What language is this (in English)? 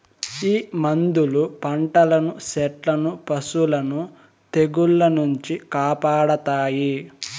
Telugu